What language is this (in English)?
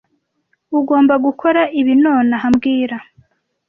Kinyarwanda